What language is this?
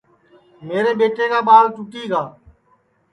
Sansi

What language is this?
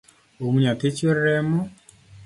Luo (Kenya and Tanzania)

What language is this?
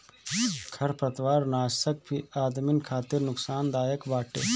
Bhojpuri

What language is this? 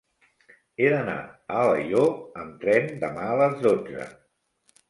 Catalan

